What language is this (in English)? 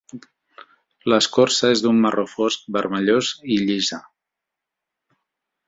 Catalan